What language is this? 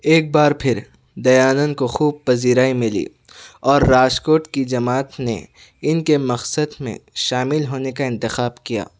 Urdu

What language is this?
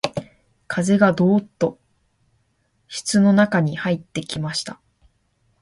Japanese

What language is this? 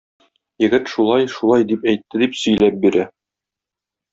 Tatar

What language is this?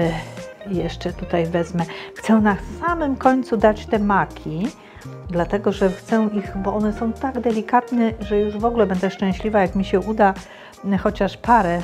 Polish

